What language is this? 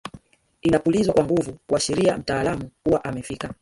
Swahili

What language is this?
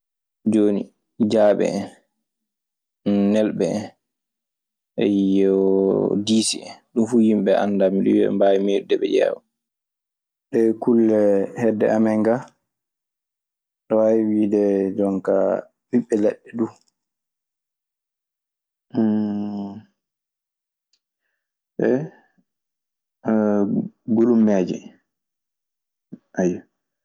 Maasina Fulfulde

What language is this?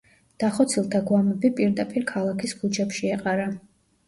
Georgian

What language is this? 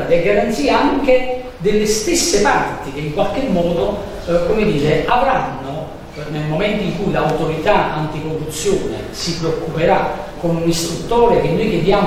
Italian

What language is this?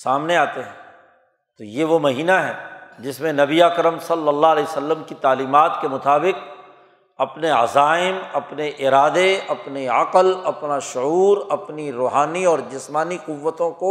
Urdu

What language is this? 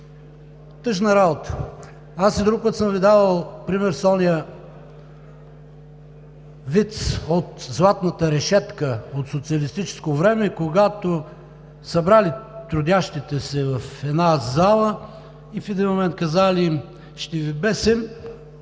Bulgarian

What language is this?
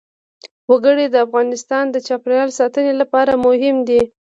Pashto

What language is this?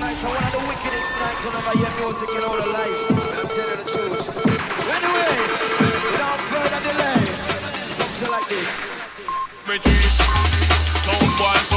English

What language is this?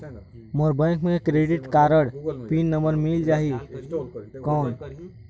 Chhattisgarhi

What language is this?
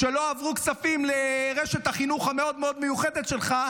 Hebrew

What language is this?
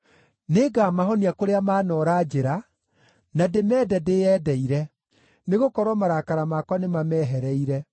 Kikuyu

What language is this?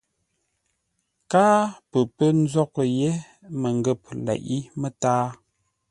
Ngombale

